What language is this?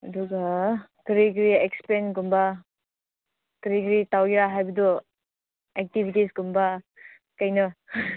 Manipuri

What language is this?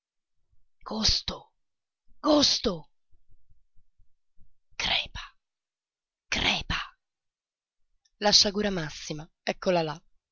Italian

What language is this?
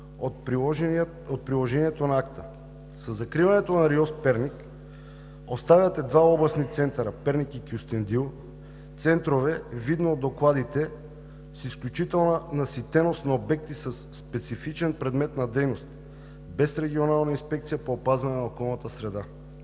Bulgarian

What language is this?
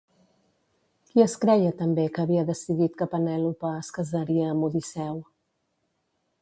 Catalan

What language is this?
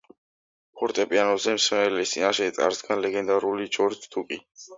Georgian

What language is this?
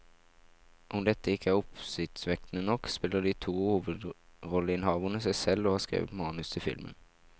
Norwegian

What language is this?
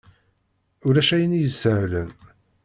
Kabyle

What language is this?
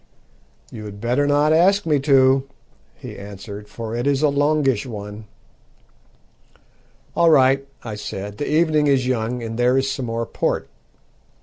English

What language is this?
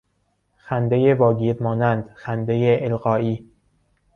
Persian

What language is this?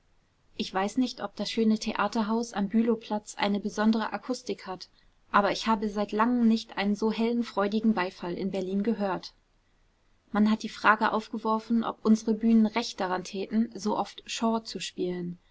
German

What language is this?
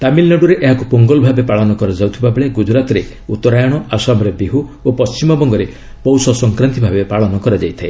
Odia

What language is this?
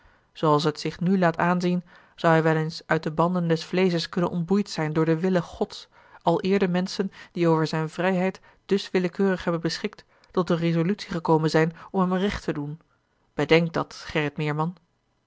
Dutch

